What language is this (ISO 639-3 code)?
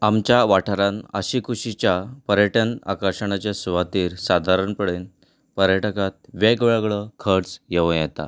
kok